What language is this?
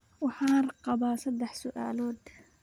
Somali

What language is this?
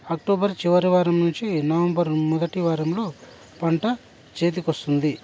Telugu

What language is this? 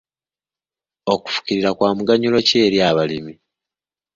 Ganda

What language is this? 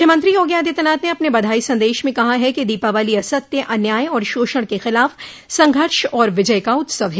Hindi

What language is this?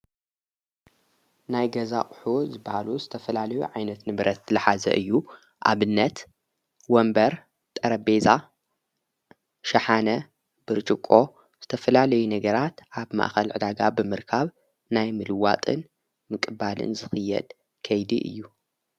Tigrinya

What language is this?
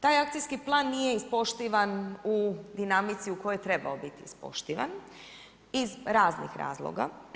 Croatian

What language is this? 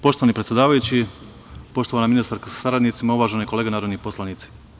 Serbian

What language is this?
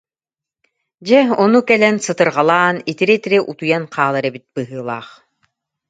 Yakut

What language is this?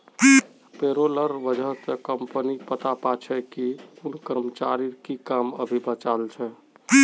Magahi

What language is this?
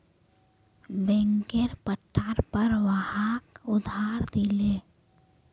Magahi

